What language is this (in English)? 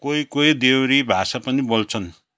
Nepali